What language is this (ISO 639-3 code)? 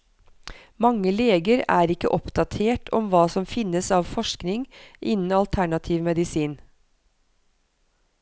nor